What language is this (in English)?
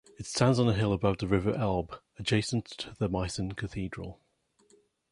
English